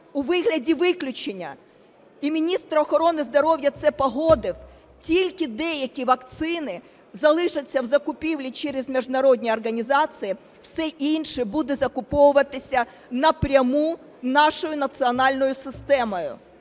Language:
Ukrainian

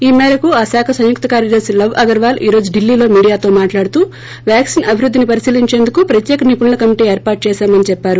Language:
Telugu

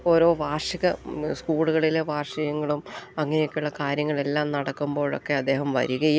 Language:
Malayalam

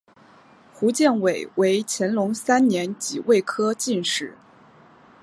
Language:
Chinese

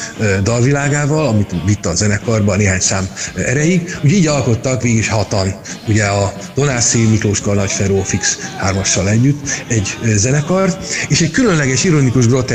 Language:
Hungarian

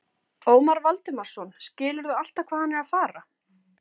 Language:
Icelandic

